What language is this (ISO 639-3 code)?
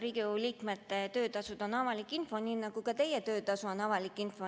est